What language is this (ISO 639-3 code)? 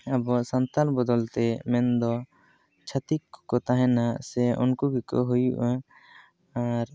sat